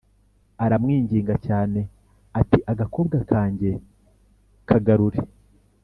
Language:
Kinyarwanda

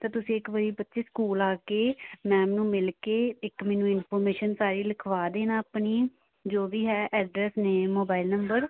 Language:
Punjabi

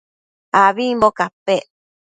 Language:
Matsés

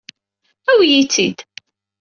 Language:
Kabyle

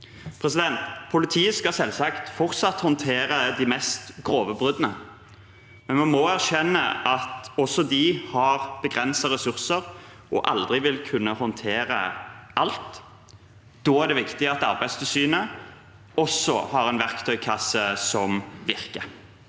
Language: Norwegian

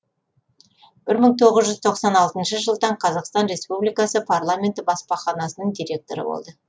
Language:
Kazakh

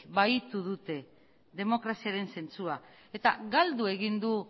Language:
Basque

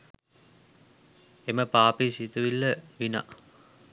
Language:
Sinhala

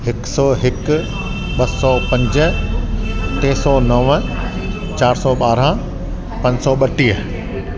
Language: Sindhi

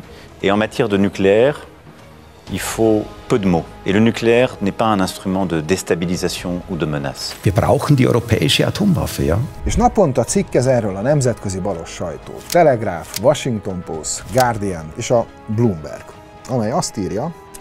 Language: Hungarian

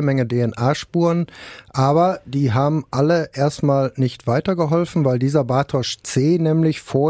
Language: German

